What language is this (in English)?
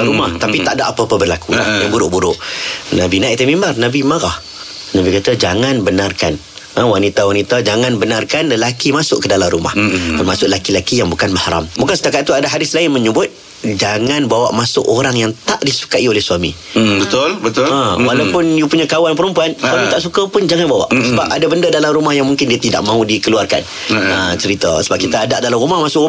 Malay